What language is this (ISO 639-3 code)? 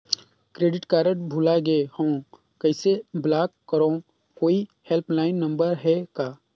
hne